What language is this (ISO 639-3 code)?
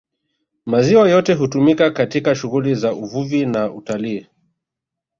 swa